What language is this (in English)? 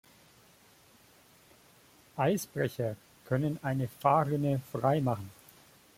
German